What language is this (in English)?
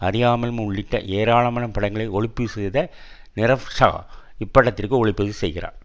Tamil